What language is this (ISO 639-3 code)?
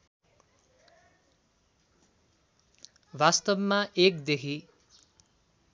nep